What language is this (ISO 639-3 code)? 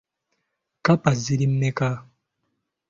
lug